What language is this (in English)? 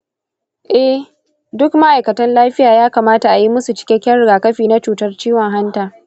Hausa